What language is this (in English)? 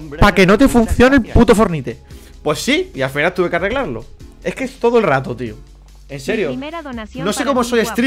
Spanish